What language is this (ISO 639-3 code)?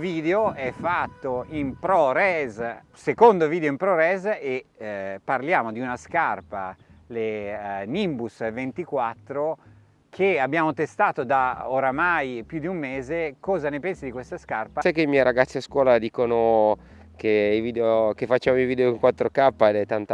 ita